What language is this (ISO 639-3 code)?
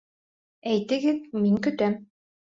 bak